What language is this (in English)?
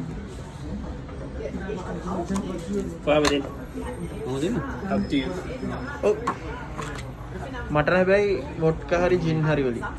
Sinhala